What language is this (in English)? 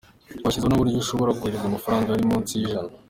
Kinyarwanda